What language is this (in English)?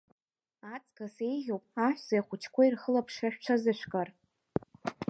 Abkhazian